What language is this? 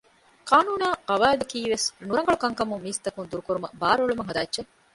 Divehi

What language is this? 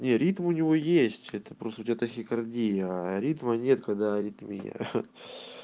Russian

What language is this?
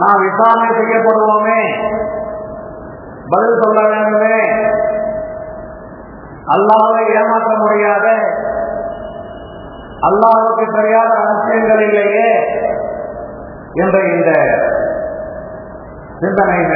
Arabic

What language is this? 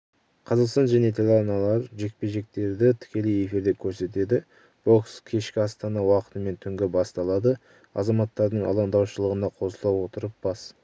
Kazakh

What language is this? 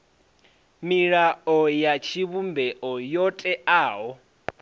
Venda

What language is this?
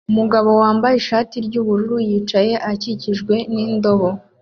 Kinyarwanda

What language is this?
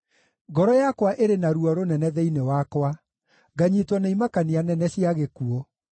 Kikuyu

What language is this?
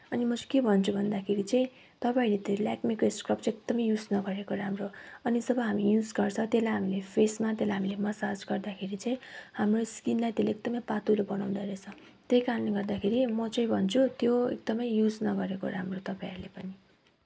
Nepali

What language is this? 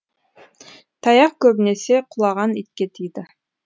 Kazakh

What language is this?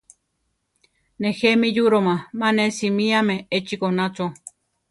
Central Tarahumara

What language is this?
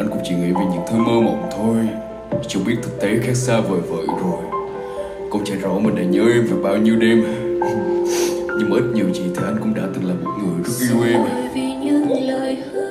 Vietnamese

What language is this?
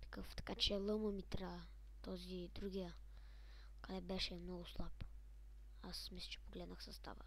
Bulgarian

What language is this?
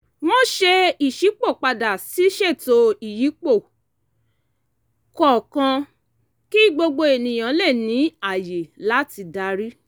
Yoruba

